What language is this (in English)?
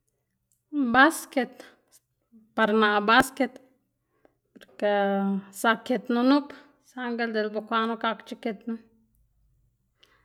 Xanaguía Zapotec